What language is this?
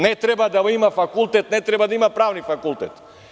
Serbian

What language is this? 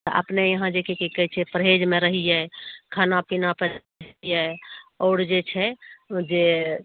Maithili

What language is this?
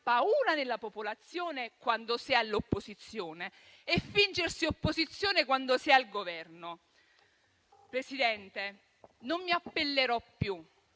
Italian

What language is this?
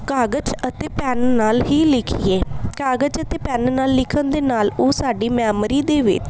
Punjabi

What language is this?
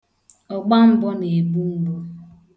Igbo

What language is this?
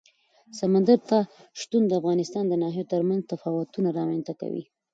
Pashto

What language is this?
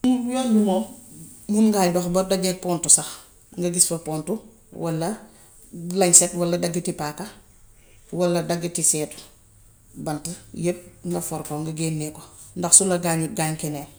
Gambian Wolof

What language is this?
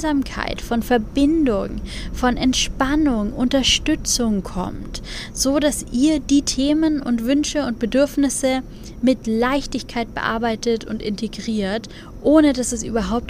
German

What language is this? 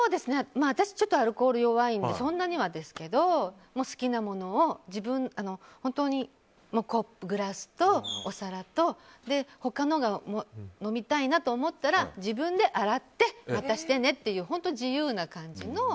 Japanese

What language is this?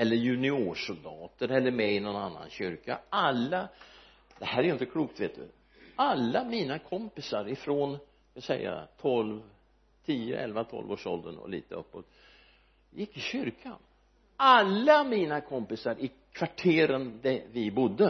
Swedish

